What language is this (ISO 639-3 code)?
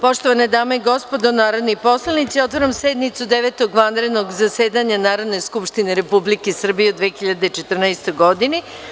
srp